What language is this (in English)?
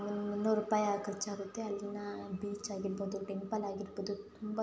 Kannada